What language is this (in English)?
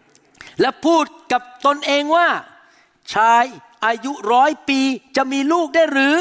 Thai